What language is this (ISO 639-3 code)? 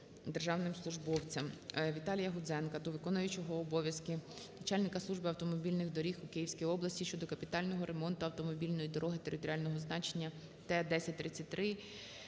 ukr